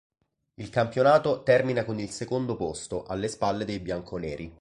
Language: Italian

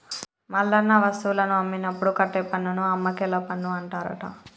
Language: Telugu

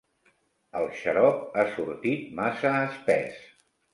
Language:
Catalan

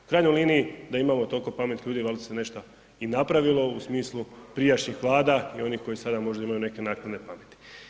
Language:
Croatian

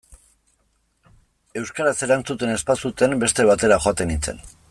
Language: Basque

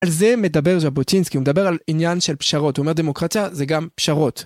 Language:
Hebrew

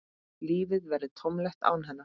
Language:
Icelandic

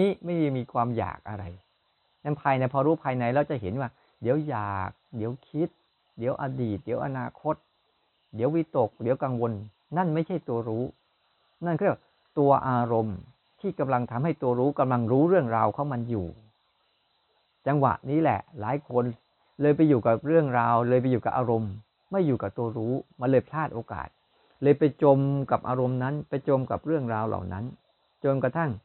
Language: Thai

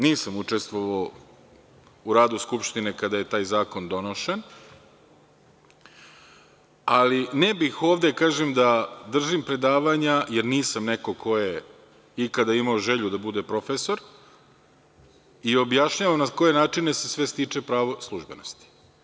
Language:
Serbian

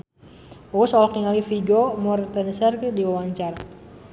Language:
Sundanese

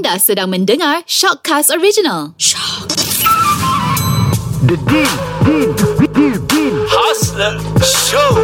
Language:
Malay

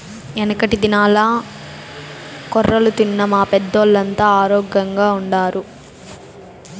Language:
Telugu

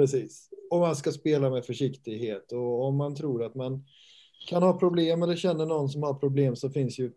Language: Swedish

